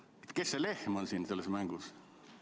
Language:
Estonian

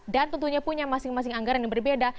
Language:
Indonesian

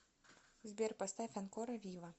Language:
Russian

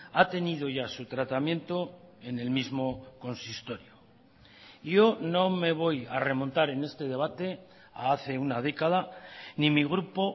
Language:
Spanish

